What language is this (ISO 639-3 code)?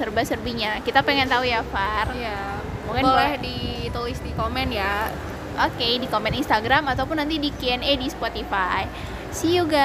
ind